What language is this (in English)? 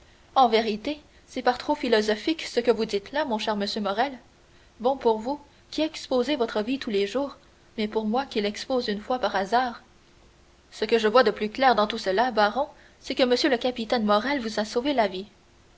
French